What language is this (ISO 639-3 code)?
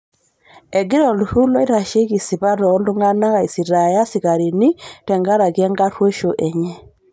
mas